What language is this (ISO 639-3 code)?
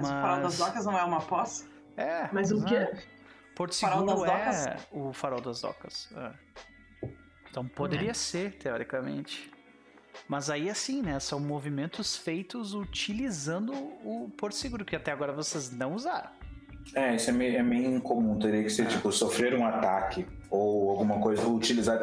por